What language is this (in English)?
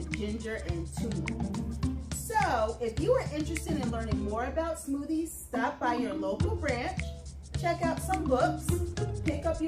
English